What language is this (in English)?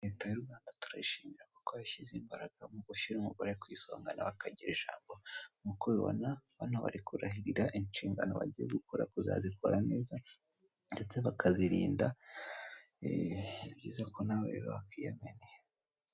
Kinyarwanda